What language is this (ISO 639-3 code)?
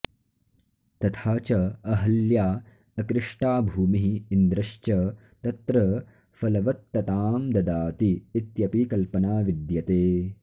san